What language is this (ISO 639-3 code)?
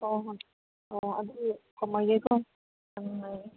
mni